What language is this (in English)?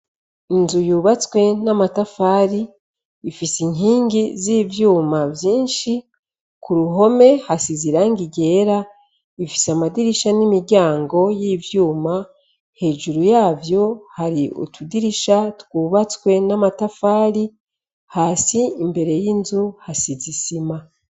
Rundi